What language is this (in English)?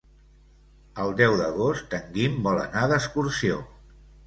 Catalan